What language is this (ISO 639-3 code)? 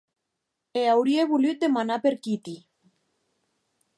oci